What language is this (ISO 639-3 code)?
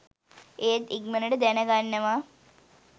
sin